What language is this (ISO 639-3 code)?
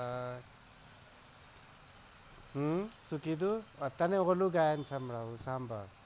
guj